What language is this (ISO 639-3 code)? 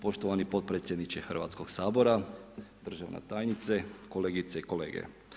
hrv